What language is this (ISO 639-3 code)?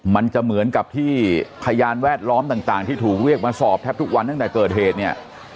tha